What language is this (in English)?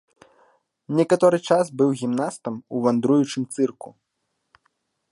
Belarusian